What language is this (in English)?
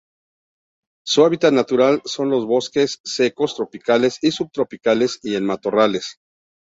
Spanish